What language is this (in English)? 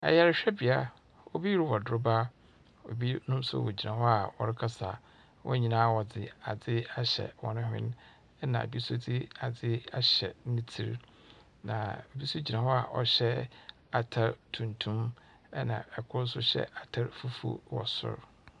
Akan